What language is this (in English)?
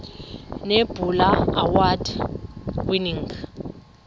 Xhosa